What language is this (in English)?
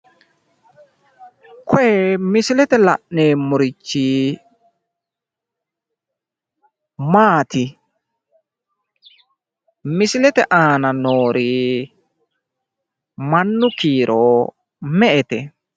Sidamo